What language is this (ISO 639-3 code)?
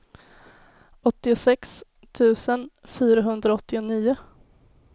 swe